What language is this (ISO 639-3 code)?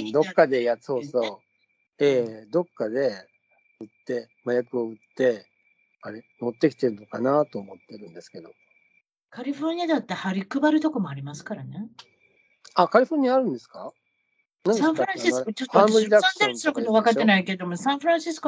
jpn